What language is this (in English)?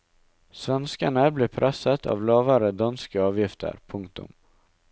Norwegian